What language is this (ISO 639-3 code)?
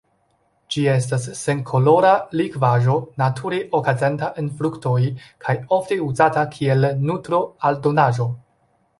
epo